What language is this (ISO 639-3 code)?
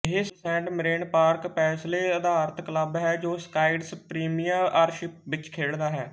pan